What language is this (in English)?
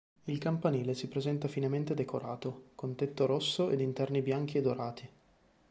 Italian